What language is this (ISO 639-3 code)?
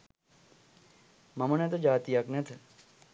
sin